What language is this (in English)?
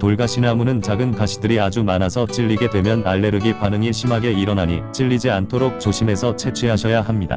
Korean